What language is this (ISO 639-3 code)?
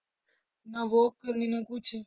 pan